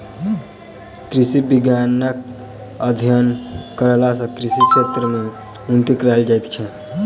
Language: Maithili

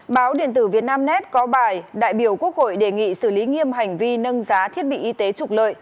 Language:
Vietnamese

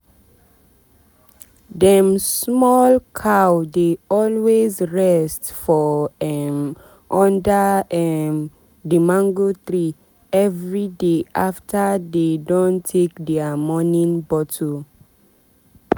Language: Nigerian Pidgin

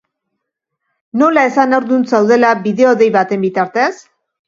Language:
Basque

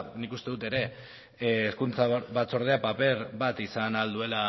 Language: Basque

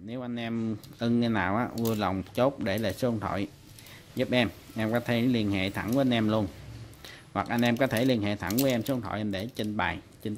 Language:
Vietnamese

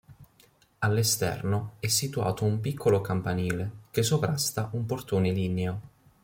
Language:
Italian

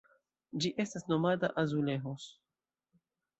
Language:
Esperanto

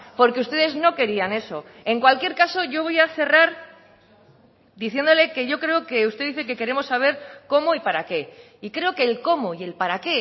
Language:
Spanish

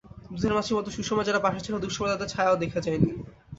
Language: Bangla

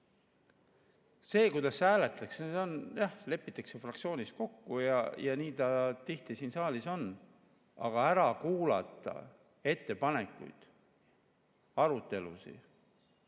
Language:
Estonian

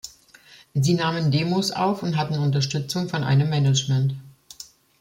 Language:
German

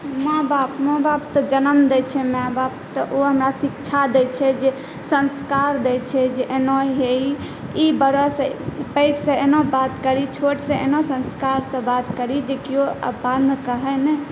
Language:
Maithili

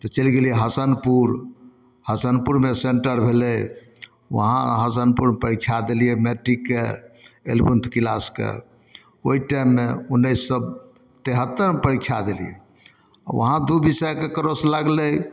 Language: Maithili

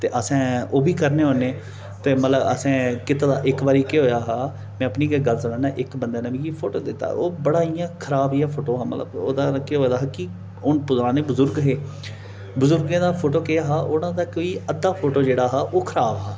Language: Dogri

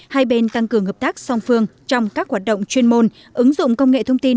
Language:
Vietnamese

